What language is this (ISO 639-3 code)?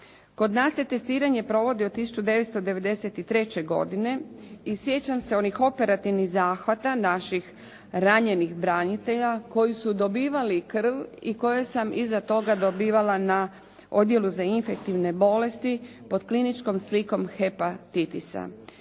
hrv